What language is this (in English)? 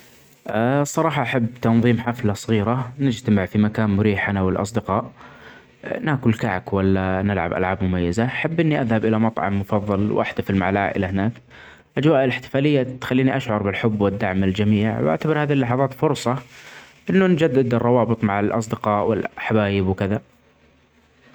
Omani Arabic